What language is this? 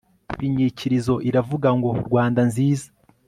Kinyarwanda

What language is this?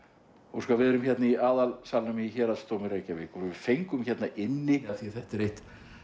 Icelandic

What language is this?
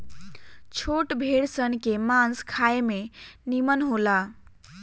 Bhojpuri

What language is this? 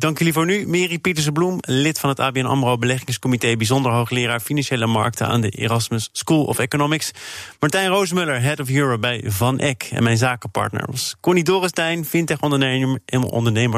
Dutch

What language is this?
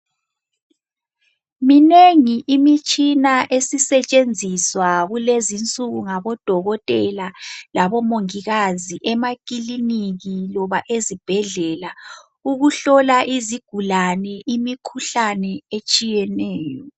North Ndebele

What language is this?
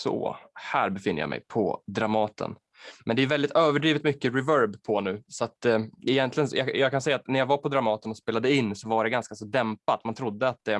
Swedish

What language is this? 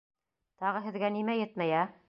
Bashkir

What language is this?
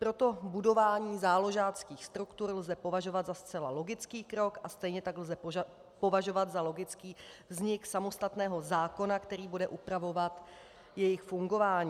Czech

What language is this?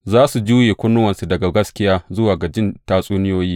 Hausa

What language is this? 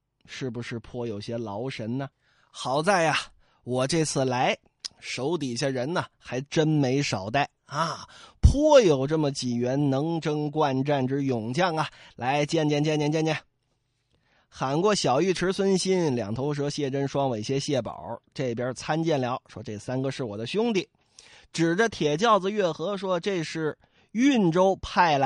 Chinese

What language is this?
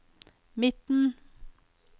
Norwegian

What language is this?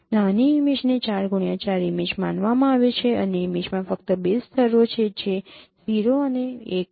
Gujarati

